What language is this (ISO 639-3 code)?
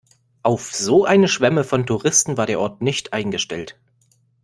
deu